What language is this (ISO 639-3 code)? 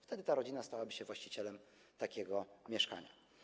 pol